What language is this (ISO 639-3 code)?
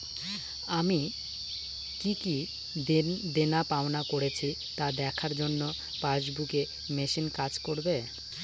ben